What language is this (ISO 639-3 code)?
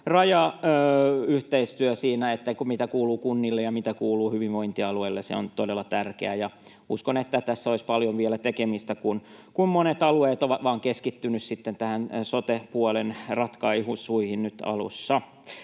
fin